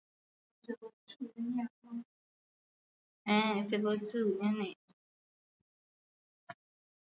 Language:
Swahili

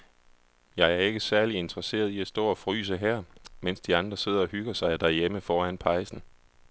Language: Danish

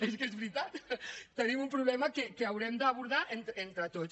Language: Catalan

